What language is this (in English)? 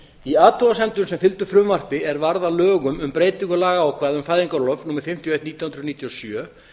Icelandic